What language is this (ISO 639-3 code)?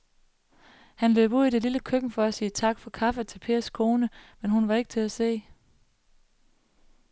dan